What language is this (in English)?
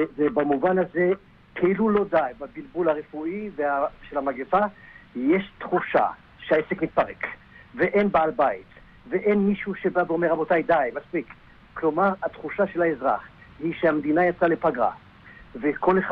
Hebrew